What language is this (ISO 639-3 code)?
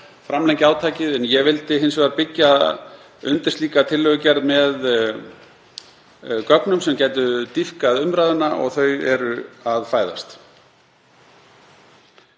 isl